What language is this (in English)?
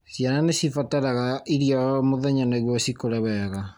Kikuyu